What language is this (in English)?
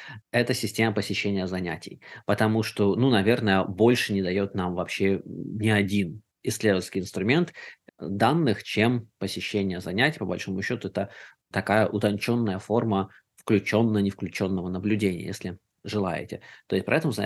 Russian